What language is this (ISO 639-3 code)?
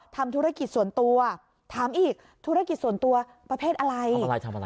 tha